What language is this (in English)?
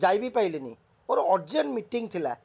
Odia